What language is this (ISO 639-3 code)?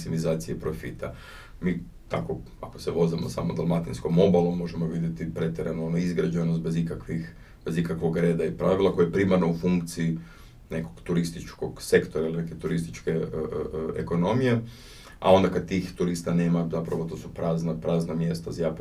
hrv